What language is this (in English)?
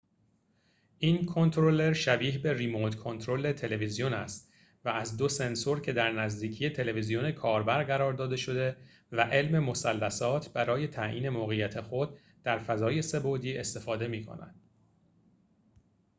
Persian